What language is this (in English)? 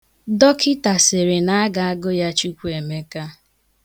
Igbo